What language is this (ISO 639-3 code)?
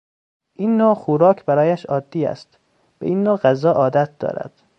fas